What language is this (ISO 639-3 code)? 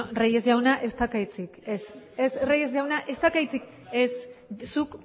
eus